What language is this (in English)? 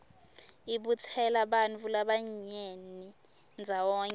Swati